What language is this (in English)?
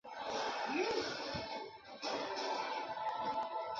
Chinese